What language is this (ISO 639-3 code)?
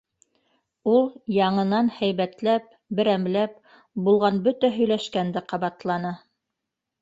bak